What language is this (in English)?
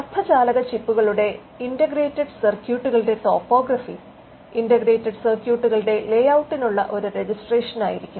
Malayalam